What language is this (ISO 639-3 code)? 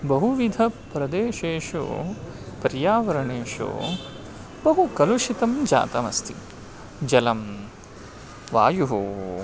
san